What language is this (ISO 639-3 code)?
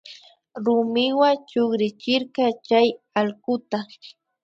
qvi